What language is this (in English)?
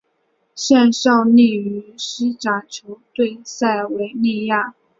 Chinese